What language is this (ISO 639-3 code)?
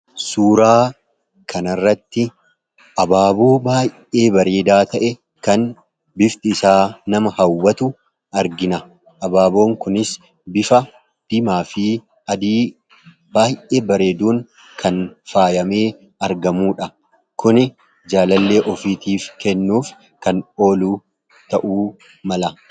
orm